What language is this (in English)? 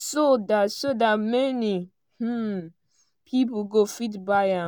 Nigerian Pidgin